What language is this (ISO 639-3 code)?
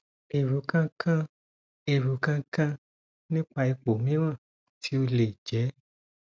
yor